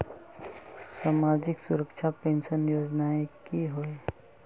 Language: Magahi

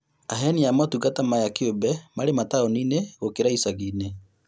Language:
Kikuyu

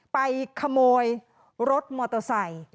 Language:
Thai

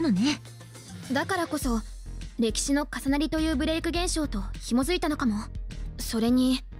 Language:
Japanese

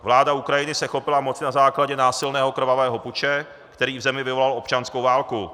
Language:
Czech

